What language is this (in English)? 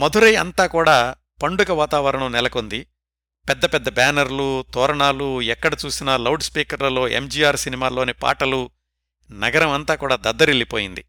Telugu